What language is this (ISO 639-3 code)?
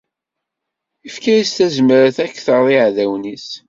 kab